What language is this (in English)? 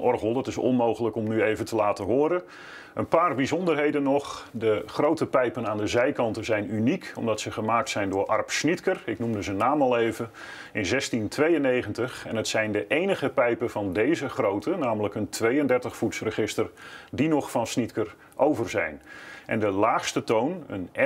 Dutch